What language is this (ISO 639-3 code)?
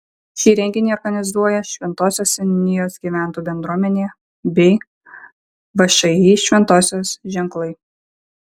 lit